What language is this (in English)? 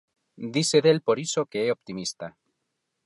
Galician